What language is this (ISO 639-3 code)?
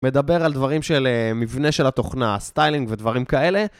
heb